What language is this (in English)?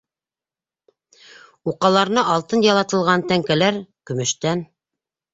Bashkir